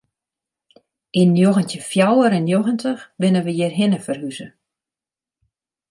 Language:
Western Frisian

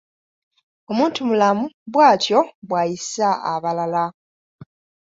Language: Ganda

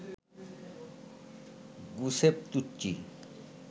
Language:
Bangla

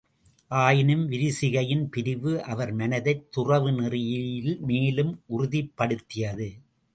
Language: Tamil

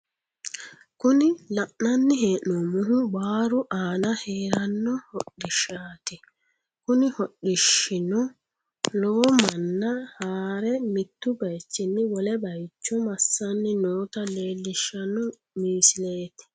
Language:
Sidamo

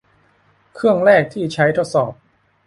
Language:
Thai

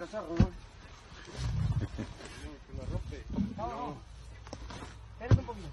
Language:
Spanish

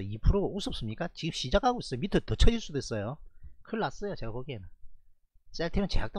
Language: Korean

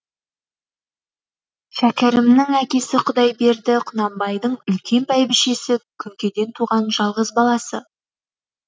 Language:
Kazakh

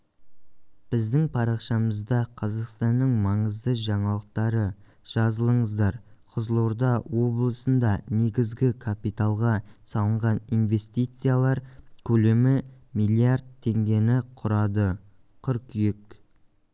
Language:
Kazakh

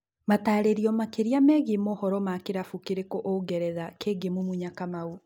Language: Kikuyu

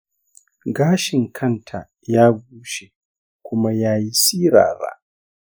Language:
Hausa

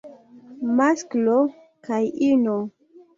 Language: Esperanto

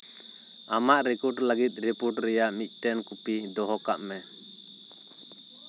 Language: Santali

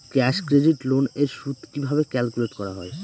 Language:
Bangla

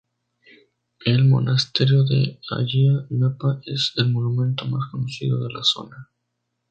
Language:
Spanish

